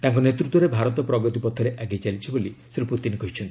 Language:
Odia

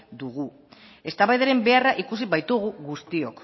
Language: Basque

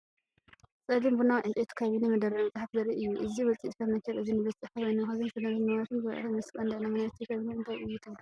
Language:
Tigrinya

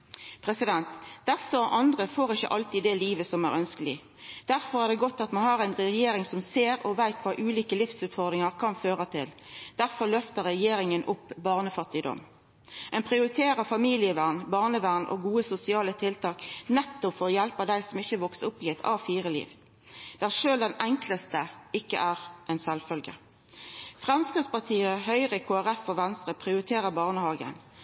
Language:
Norwegian Nynorsk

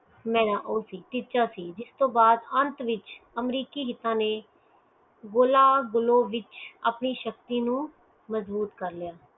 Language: Punjabi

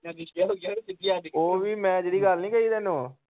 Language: Punjabi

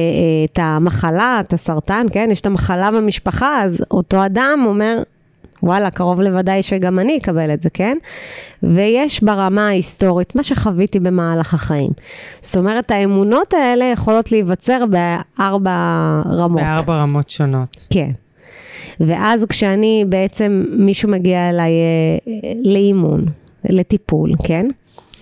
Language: Hebrew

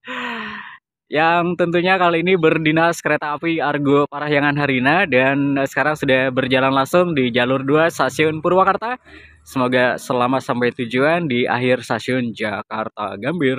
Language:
Indonesian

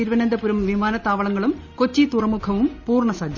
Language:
Malayalam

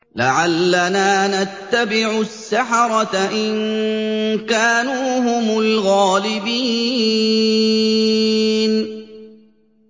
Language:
Arabic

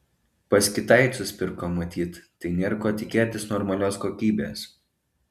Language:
Lithuanian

